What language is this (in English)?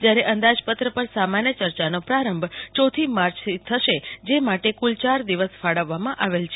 Gujarati